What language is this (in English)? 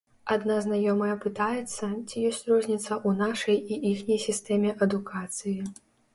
Belarusian